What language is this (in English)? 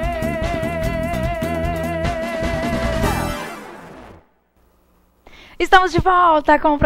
Portuguese